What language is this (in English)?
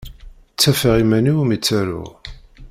Kabyle